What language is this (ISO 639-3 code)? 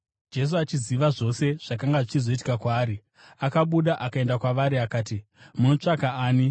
sna